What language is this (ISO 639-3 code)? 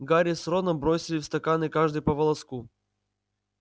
rus